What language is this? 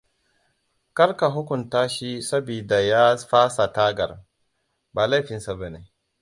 Hausa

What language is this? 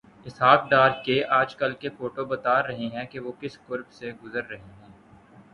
Urdu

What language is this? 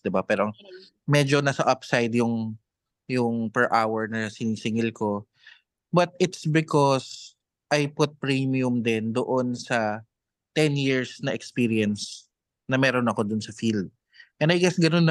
Filipino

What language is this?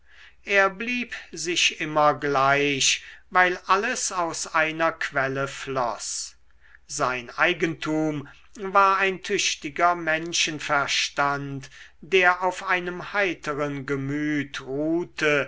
German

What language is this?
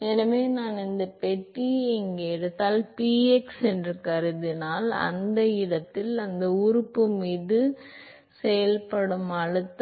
Tamil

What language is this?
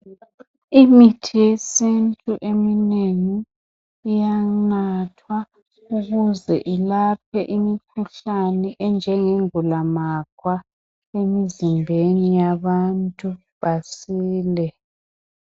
North Ndebele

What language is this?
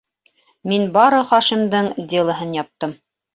Bashkir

